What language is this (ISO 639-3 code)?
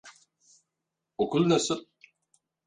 tur